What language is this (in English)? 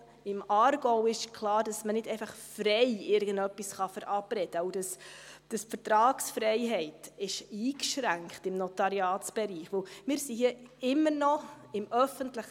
Swiss German